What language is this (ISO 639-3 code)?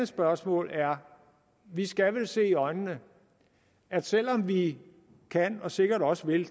dan